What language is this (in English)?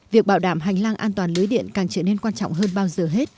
Vietnamese